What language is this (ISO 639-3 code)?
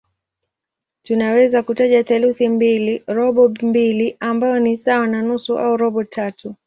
swa